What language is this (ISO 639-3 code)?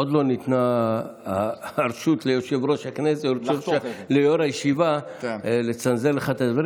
heb